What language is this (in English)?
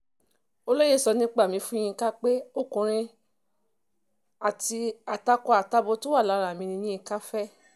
Yoruba